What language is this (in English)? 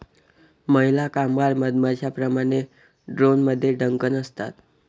Marathi